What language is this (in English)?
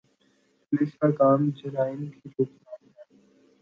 Urdu